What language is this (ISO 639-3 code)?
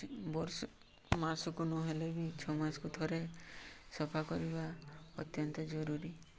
ori